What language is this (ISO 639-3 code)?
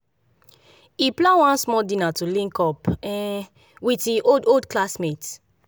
pcm